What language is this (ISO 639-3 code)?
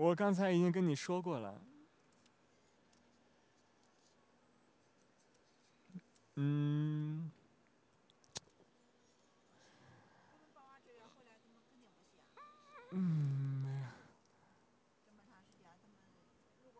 zho